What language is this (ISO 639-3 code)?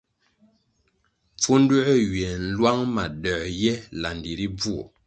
nmg